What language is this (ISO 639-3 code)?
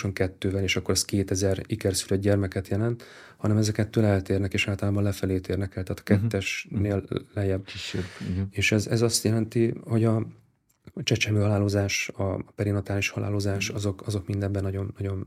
hun